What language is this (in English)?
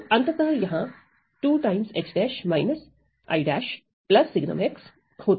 Hindi